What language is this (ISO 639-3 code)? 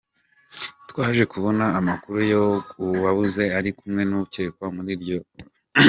kin